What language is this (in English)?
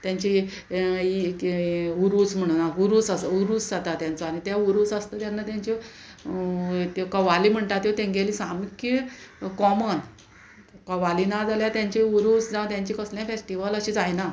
Konkani